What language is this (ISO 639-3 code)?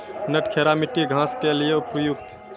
mai